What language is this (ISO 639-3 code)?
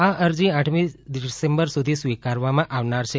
guj